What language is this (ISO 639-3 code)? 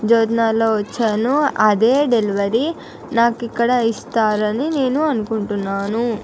tel